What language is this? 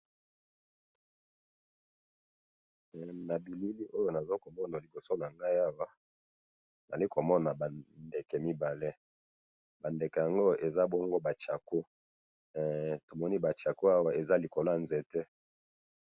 Lingala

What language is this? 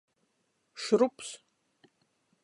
Latgalian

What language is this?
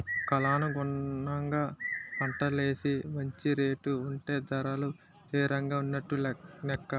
Telugu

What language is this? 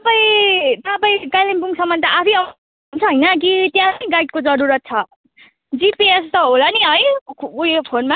Nepali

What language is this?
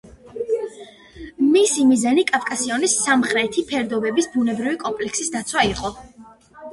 Georgian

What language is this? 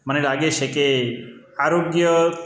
Gujarati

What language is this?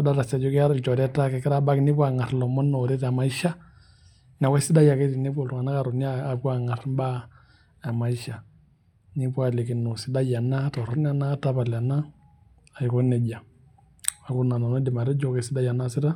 Masai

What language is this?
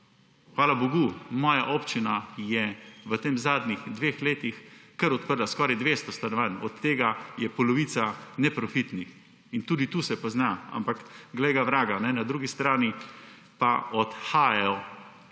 Slovenian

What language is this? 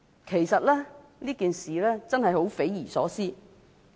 Cantonese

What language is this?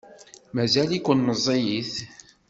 Kabyle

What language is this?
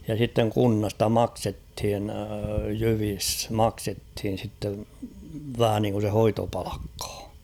Finnish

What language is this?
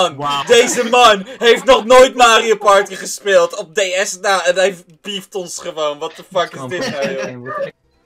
Dutch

